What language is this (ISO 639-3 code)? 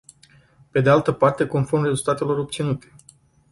ron